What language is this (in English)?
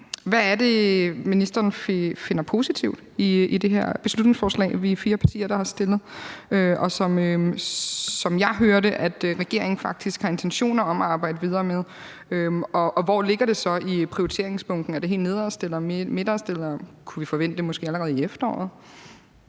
Danish